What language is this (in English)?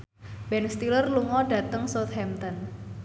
Javanese